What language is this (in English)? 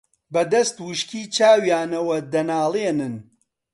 Central Kurdish